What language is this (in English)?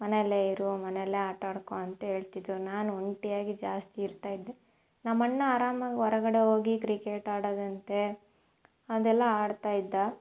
Kannada